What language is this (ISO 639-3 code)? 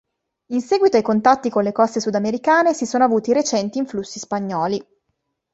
ita